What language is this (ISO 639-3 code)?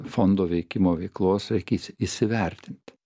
lit